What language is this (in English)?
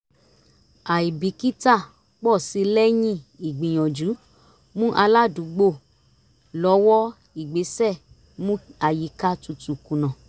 Yoruba